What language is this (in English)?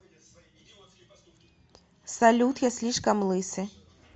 Russian